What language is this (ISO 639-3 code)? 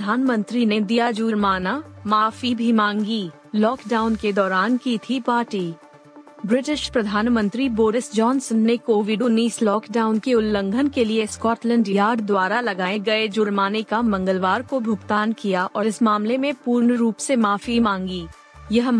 hin